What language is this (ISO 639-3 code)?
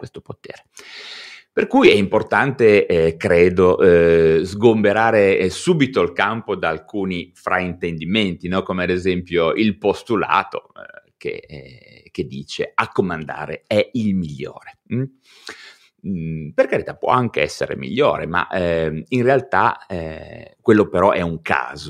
ita